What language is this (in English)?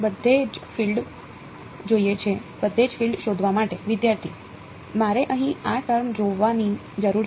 Gujarati